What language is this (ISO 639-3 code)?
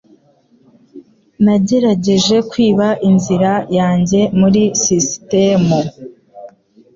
kin